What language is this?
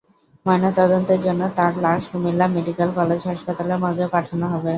Bangla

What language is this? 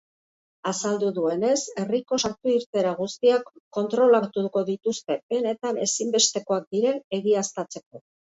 Basque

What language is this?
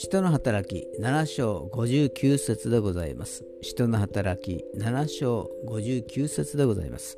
Japanese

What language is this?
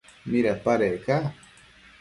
Matsés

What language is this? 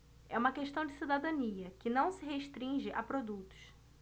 Portuguese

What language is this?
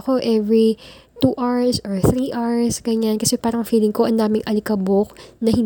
Filipino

